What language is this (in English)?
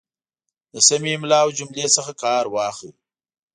Pashto